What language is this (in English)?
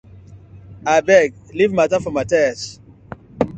Nigerian Pidgin